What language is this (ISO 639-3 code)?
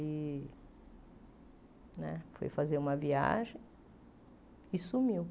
por